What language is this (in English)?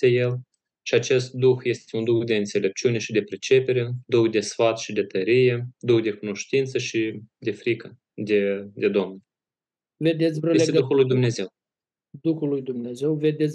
Romanian